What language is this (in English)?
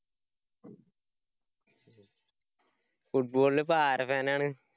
Malayalam